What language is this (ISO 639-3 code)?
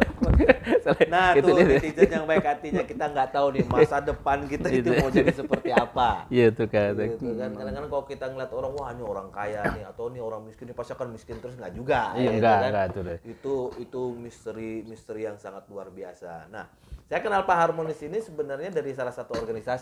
ind